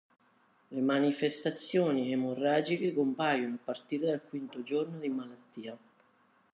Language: Italian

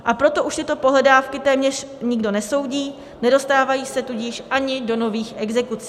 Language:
Czech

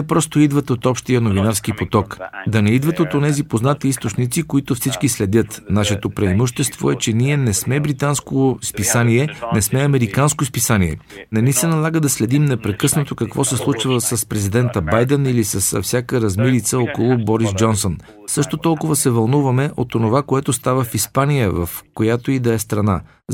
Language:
Bulgarian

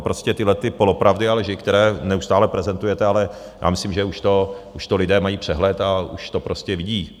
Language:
Czech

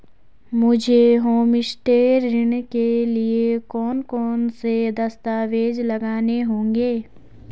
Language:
Hindi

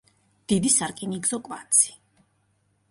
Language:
Georgian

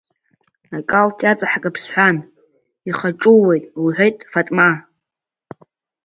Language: Abkhazian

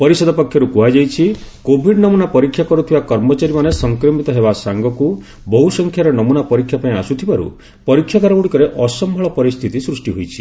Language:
Odia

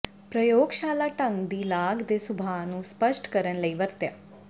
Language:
Punjabi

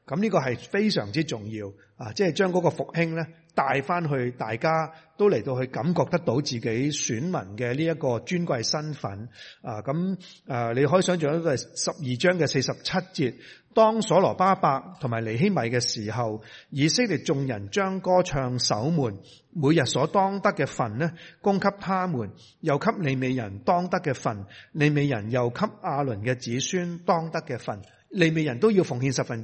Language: Chinese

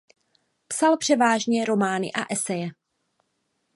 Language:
Czech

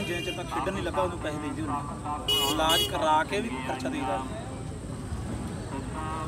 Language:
Punjabi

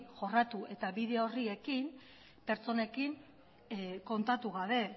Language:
Basque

